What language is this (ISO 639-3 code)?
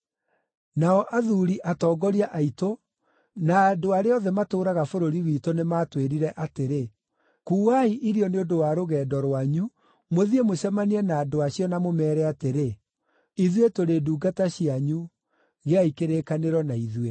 kik